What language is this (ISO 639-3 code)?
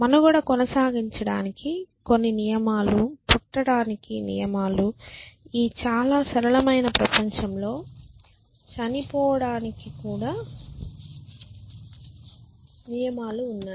tel